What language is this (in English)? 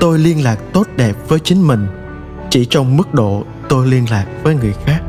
Vietnamese